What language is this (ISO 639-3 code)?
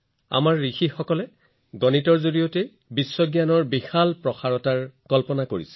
asm